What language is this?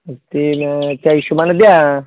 Marathi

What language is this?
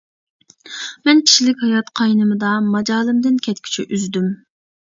Uyghur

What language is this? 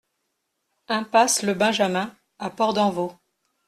French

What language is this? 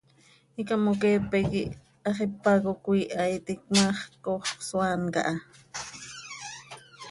Seri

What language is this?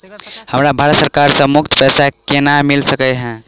Maithili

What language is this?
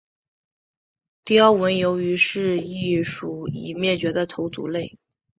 Chinese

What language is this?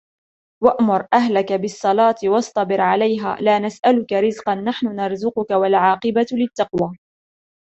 Arabic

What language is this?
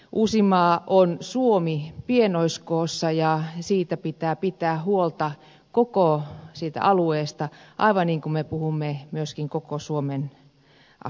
Finnish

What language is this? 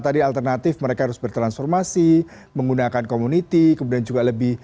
Indonesian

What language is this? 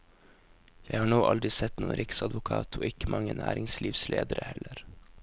Norwegian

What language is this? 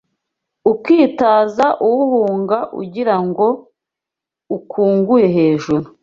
Kinyarwanda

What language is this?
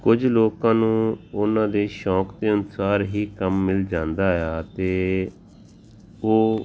Punjabi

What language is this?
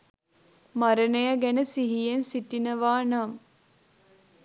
Sinhala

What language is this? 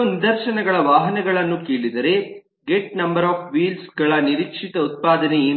Kannada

